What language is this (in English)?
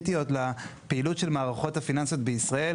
Hebrew